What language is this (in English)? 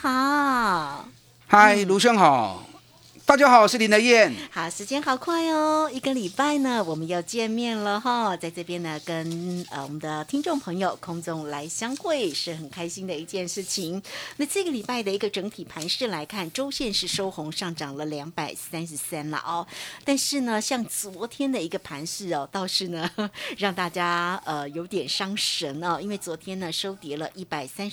Chinese